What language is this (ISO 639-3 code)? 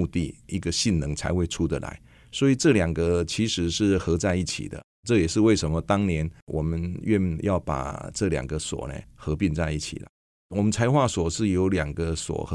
zho